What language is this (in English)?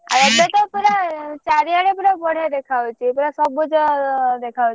Odia